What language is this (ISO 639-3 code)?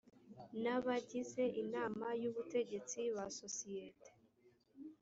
kin